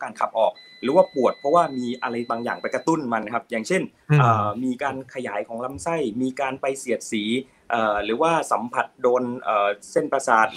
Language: Thai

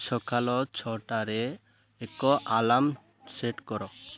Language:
Odia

